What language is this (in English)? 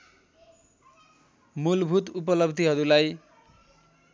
Nepali